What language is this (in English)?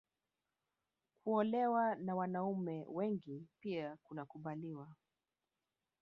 Swahili